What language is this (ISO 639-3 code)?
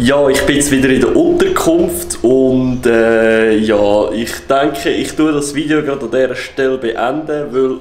deu